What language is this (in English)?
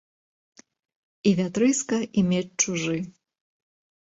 Belarusian